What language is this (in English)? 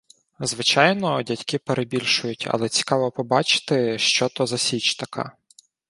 Ukrainian